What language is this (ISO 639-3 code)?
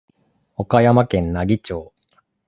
jpn